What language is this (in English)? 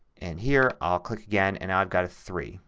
English